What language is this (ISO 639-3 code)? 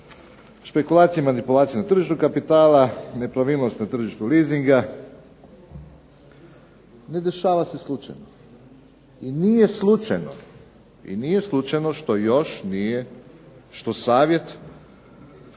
hrv